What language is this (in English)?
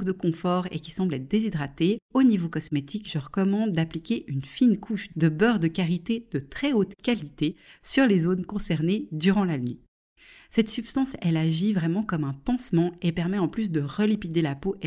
French